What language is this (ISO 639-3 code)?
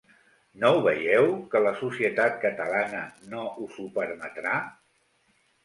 cat